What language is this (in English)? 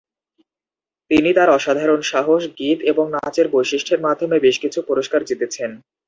Bangla